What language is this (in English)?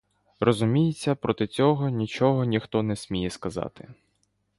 Ukrainian